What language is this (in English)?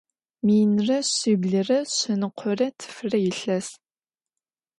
Adyghe